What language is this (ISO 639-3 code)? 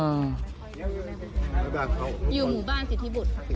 tha